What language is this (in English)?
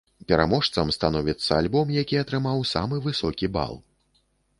Belarusian